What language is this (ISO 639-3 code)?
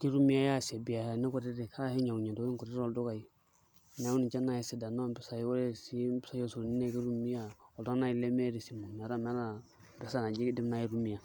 mas